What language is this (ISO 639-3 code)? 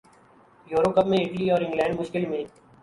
urd